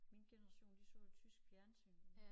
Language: Danish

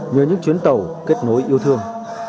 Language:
Vietnamese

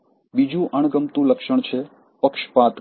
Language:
Gujarati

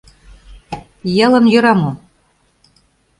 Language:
Mari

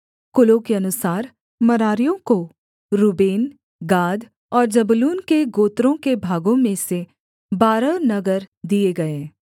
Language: Hindi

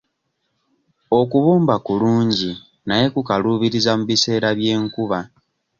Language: Ganda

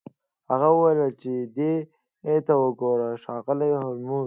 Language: Pashto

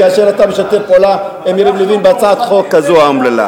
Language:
Hebrew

